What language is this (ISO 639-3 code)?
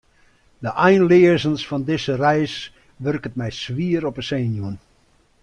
fry